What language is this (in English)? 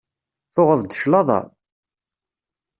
Kabyle